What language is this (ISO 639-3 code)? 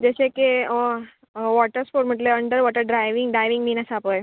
kok